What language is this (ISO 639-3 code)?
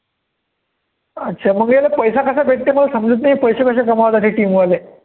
mar